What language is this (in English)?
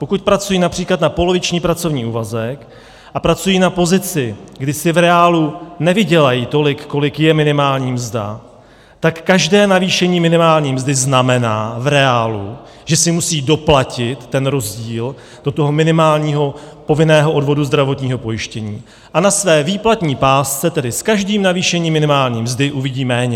Czech